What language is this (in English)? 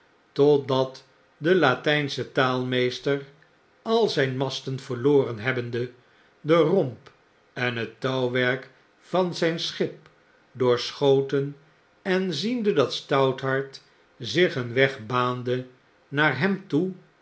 Dutch